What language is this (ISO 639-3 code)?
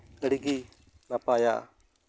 sat